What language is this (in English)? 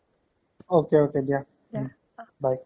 Assamese